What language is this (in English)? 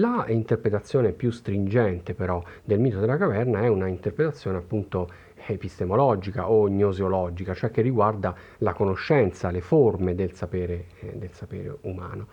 Italian